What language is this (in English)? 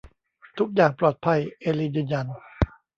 Thai